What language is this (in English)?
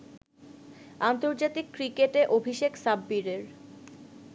Bangla